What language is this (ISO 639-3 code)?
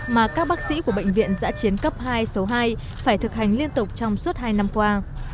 vie